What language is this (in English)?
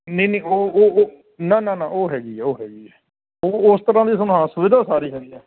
Punjabi